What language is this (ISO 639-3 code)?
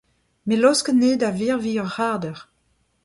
bre